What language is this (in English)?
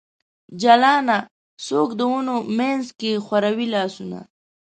Pashto